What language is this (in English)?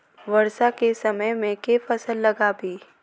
Maithili